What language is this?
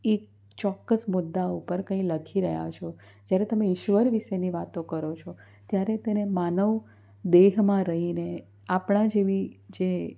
Gujarati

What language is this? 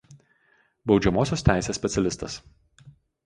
Lithuanian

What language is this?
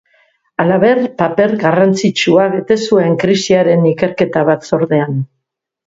Basque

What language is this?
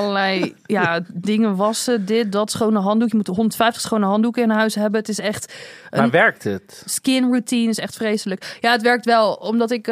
Dutch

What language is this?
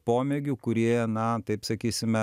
Lithuanian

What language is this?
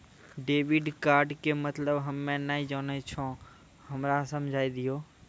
Maithili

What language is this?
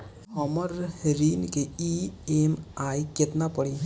Bhojpuri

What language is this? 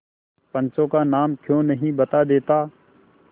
Hindi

